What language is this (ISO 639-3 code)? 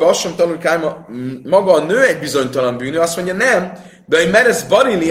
hun